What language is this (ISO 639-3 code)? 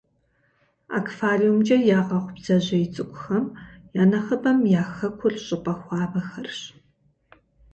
kbd